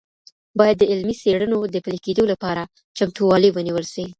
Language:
Pashto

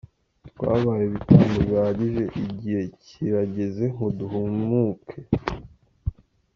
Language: Kinyarwanda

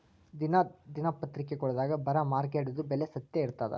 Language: Kannada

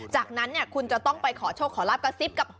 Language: Thai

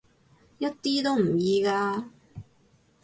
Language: Cantonese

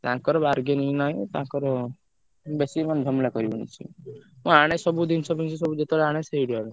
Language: Odia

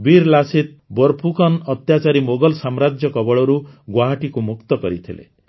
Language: Odia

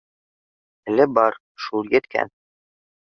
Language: Bashkir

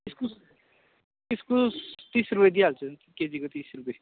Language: Nepali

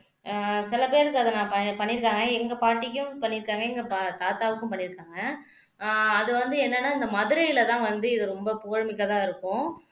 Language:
Tamil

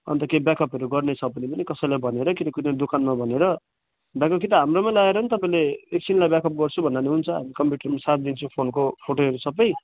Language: Nepali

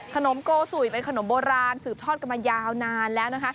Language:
Thai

